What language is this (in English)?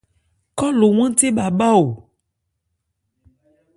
Ebrié